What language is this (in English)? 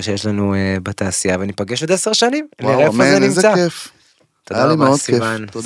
Hebrew